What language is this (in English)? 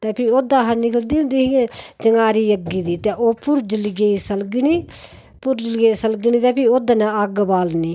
Dogri